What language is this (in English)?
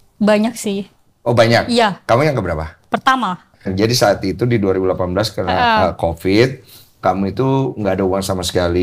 Indonesian